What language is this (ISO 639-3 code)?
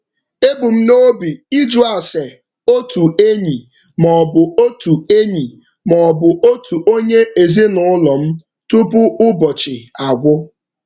ibo